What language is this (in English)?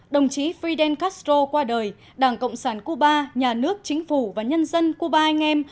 Vietnamese